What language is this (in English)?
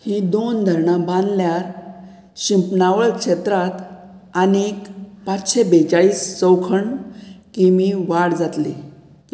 Konkani